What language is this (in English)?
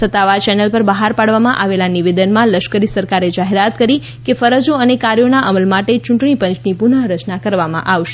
Gujarati